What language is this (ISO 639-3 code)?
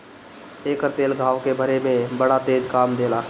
bho